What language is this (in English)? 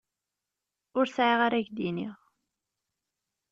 Kabyle